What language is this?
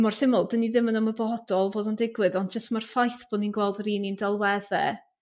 Welsh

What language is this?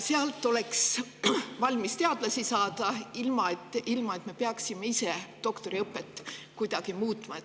Estonian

